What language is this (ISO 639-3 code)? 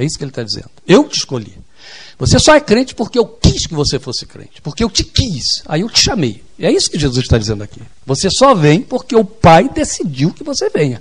por